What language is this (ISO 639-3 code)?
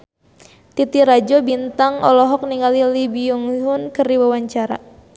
sun